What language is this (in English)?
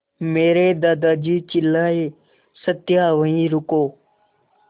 Hindi